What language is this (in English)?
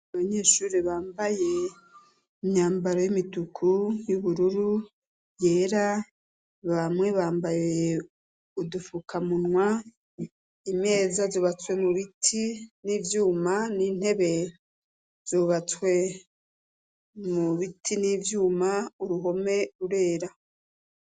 Rundi